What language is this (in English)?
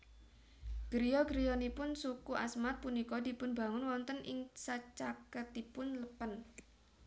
Javanese